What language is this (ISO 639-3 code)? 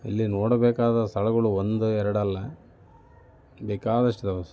kan